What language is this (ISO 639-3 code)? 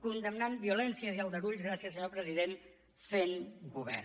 cat